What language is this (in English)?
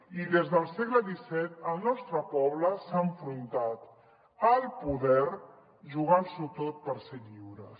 Catalan